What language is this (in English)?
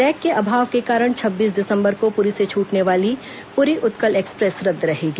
Hindi